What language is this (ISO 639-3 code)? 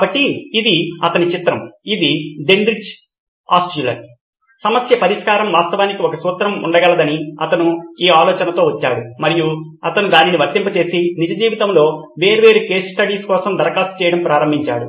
tel